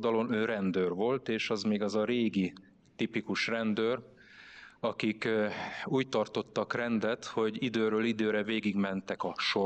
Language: Hungarian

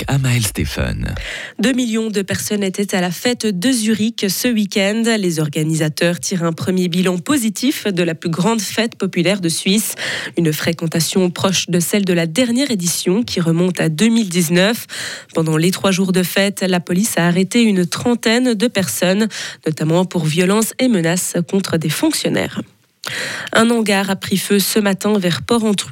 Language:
French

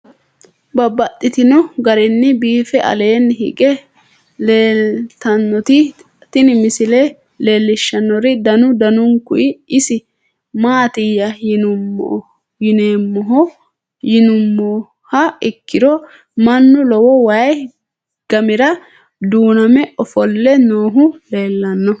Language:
Sidamo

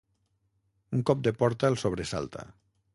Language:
Catalan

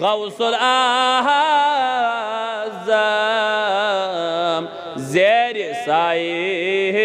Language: Arabic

